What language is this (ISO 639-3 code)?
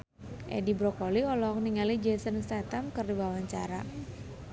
sun